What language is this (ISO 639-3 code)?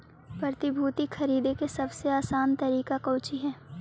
mag